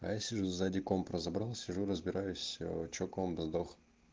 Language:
Russian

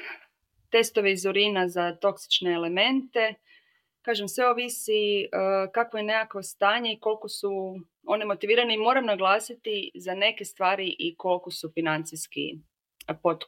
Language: Croatian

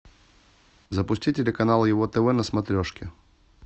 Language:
Russian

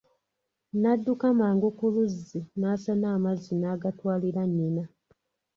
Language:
Ganda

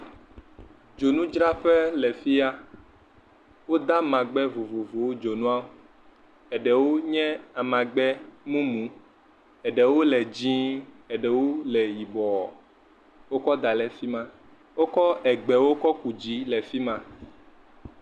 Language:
Ewe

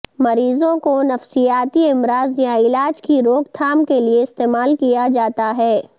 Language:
Urdu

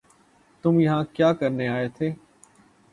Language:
Urdu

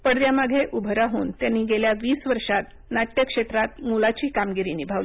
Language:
Marathi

